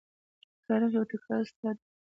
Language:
Pashto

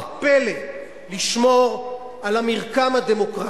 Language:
Hebrew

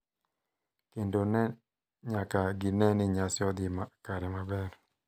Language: Luo (Kenya and Tanzania)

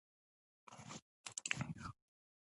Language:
Pashto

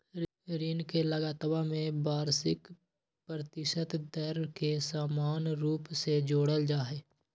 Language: Magahi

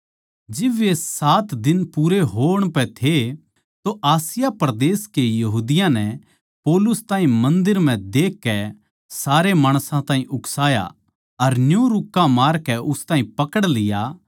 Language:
Haryanvi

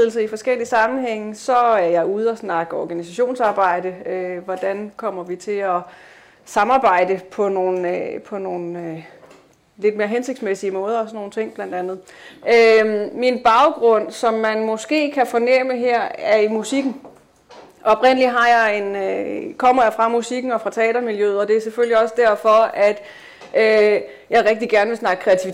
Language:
Danish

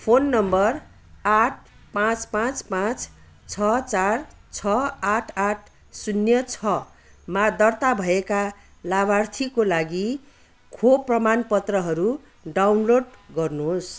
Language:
Nepali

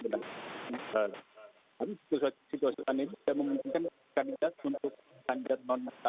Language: Indonesian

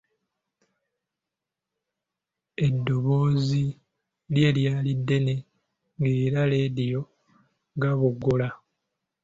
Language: Ganda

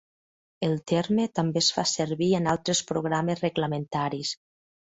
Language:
Catalan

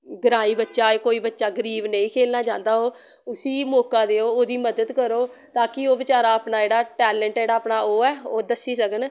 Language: Dogri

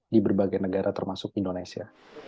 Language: Indonesian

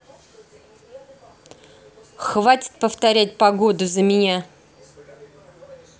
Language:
Russian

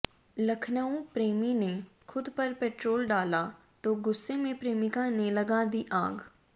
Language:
Hindi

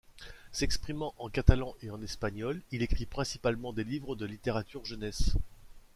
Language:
French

